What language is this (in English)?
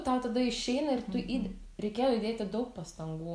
Lithuanian